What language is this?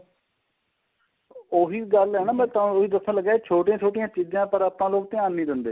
Punjabi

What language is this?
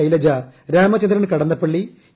Malayalam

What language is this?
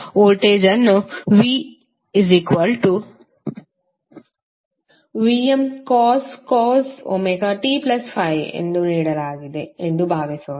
Kannada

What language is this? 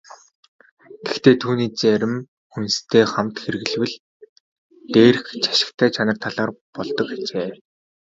Mongolian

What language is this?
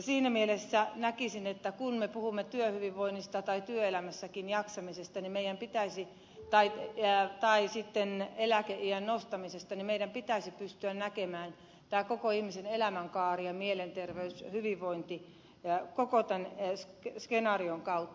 Finnish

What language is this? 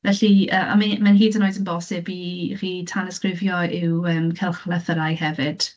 Welsh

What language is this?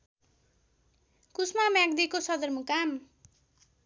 Nepali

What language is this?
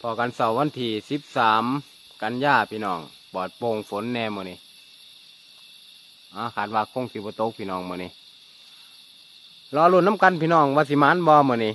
Thai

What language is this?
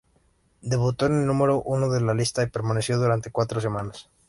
Spanish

